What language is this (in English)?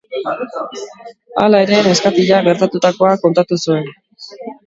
Basque